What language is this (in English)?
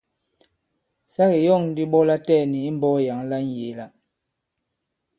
Bankon